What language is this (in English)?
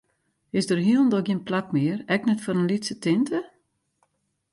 Western Frisian